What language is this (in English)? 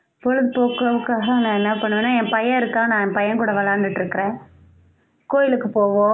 Tamil